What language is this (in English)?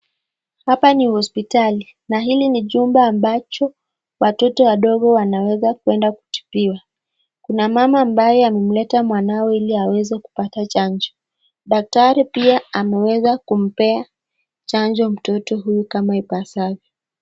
Swahili